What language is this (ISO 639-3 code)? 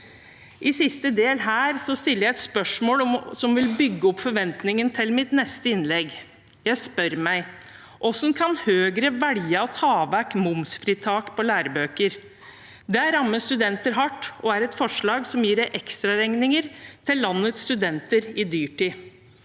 nor